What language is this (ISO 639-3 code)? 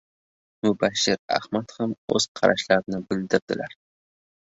uzb